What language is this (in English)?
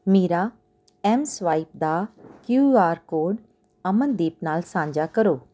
Punjabi